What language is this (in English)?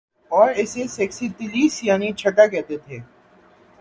Urdu